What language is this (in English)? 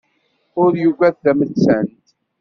Kabyle